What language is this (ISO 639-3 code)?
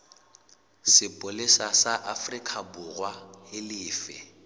sot